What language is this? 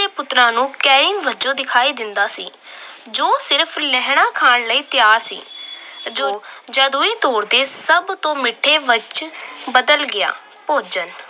Punjabi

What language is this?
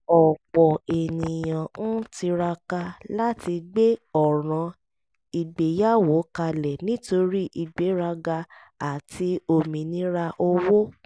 Yoruba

